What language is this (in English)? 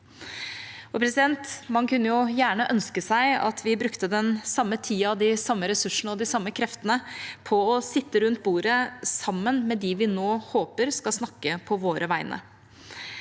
Norwegian